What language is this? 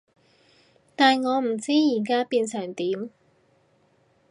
Cantonese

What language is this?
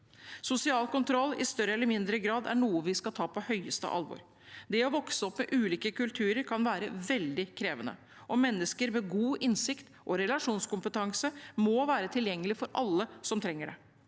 Norwegian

